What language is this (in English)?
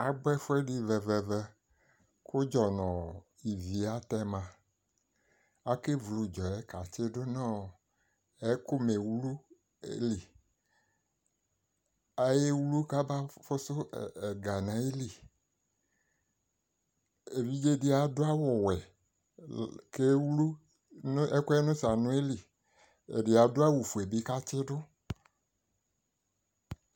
Ikposo